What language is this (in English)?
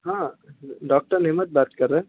Urdu